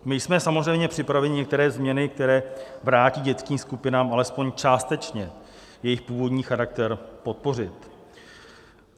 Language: Czech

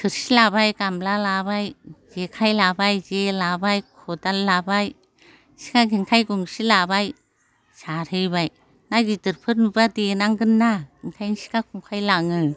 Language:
Bodo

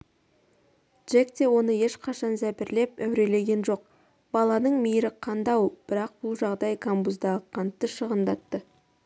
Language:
Kazakh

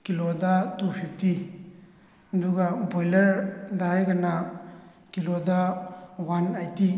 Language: Manipuri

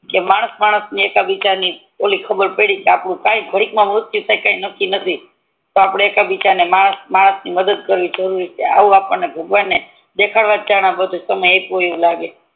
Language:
Gujarati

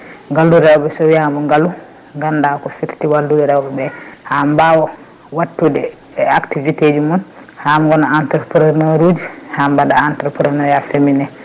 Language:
Fula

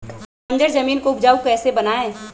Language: Magahi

